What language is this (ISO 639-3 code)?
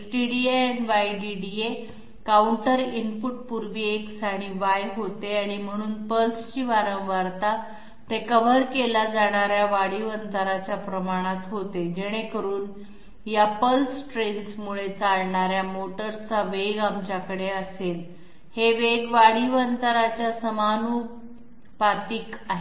mar